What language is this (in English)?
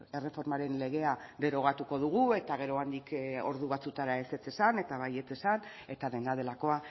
Basque